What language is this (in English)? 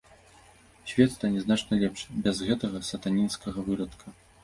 Belarusian